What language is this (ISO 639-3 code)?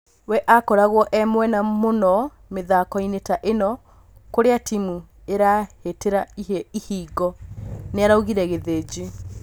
kik